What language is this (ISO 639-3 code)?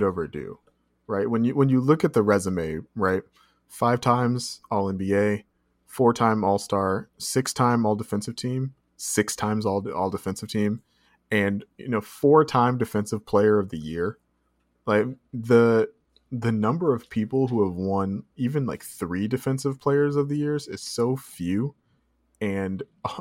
eng